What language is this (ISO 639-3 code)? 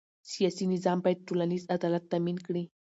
pus